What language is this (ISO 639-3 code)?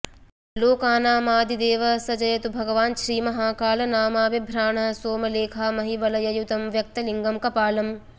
san